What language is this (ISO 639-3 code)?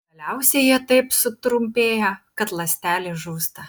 lit